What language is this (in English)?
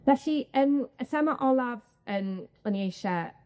Welsh